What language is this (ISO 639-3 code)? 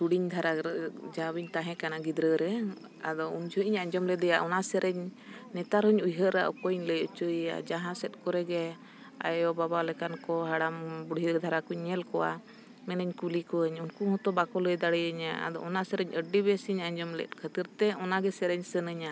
sat